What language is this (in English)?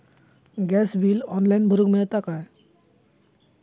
Marathi